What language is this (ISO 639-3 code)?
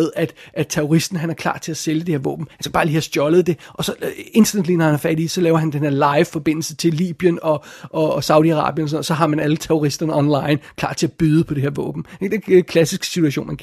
dan